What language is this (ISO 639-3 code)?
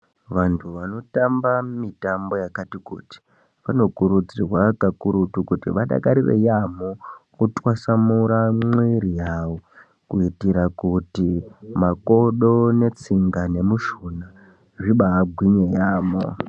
ndc